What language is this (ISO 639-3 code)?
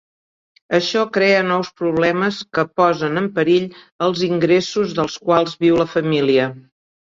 cat